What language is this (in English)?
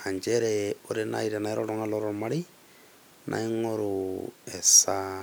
Masai